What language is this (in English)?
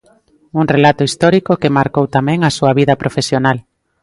Galician